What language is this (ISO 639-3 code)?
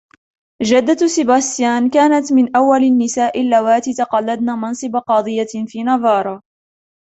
ara